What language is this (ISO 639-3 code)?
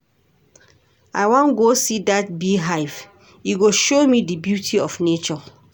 pcm